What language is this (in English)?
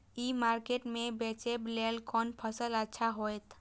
Maithili